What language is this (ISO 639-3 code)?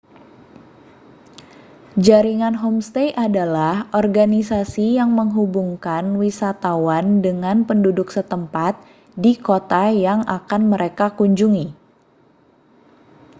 ind